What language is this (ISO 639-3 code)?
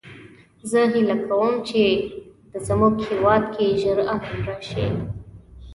pus